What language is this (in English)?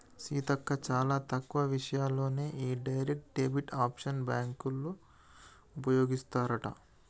Telugu